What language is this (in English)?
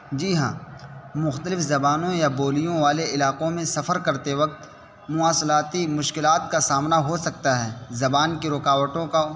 Urdu